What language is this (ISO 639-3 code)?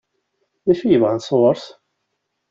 kab